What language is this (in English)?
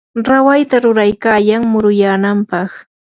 Yanahuanca Pasco Quechua